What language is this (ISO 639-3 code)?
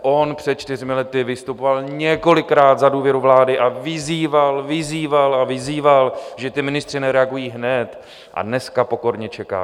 ces